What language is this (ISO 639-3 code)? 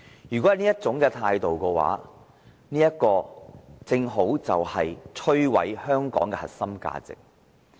yue